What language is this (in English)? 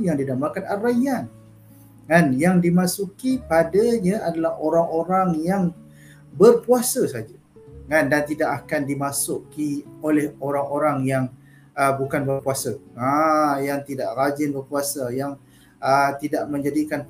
Malay